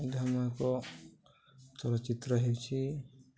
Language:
Odia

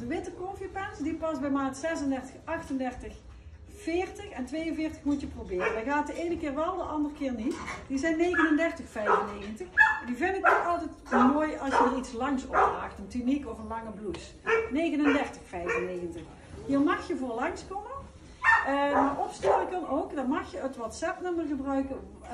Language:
Dutch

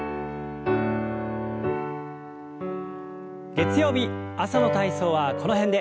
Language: Japanese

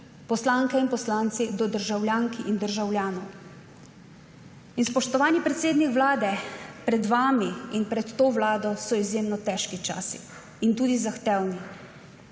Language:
Slovenian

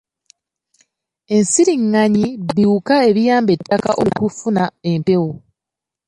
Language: Ganda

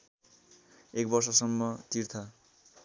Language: Nepali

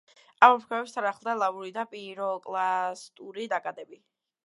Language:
Georgian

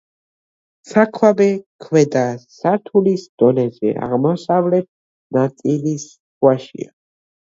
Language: Georgian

